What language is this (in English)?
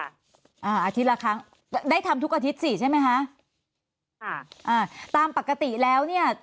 Thai